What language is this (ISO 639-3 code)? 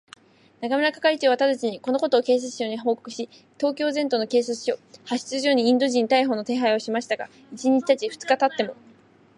jpn